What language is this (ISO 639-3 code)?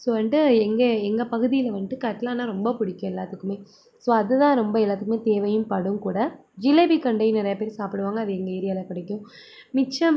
tam